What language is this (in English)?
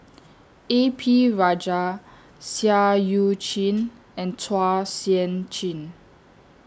English